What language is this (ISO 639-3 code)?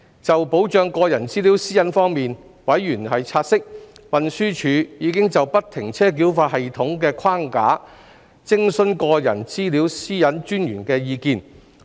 yue